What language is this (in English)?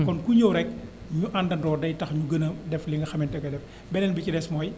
Wolof